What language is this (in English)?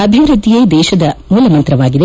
Kannada